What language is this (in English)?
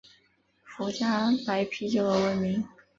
Chinese